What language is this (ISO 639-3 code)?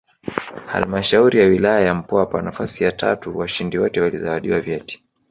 swa